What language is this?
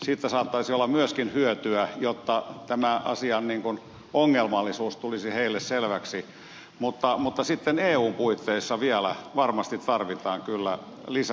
Finnish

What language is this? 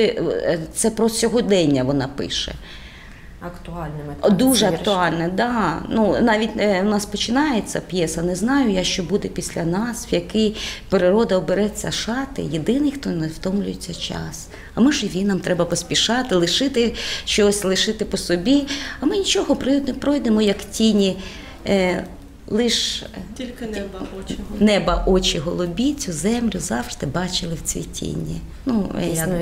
Ukrainian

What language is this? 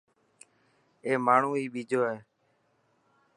Dhatki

